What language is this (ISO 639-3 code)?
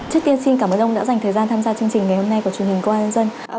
vie